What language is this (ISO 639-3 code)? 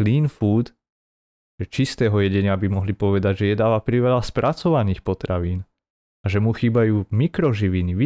slk